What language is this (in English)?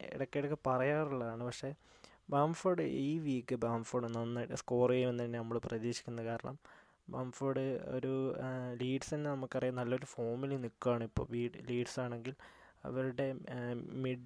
Malayalam